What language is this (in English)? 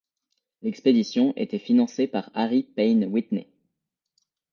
French